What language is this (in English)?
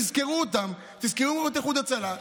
Hebrew